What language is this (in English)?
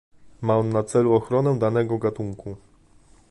Polish